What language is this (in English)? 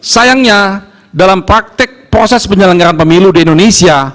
Indonesian